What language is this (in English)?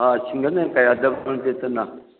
Manipuri